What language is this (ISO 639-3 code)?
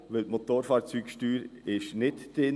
gsw